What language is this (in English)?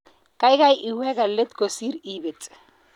Kalenjin